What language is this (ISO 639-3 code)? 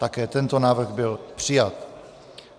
ces